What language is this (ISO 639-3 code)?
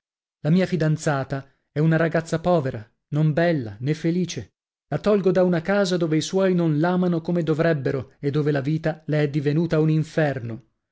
ita